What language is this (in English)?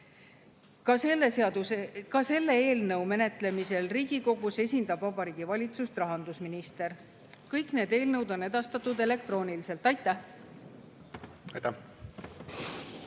Estonian